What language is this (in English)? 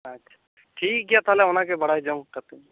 Santali